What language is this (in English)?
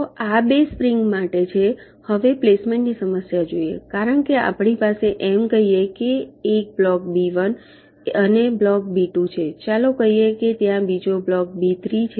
Gujarati